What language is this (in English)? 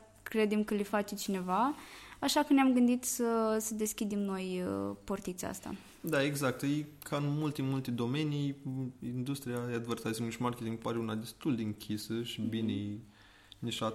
Romanian